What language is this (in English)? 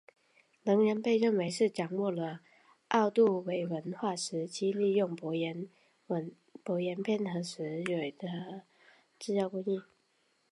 Chinese